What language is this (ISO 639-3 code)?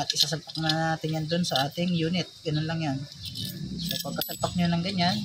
fil